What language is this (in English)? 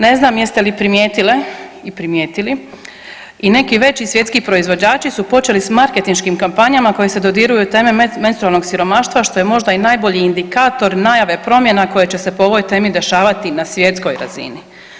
Croatian